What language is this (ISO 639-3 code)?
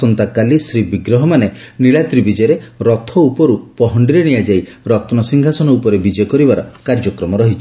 ori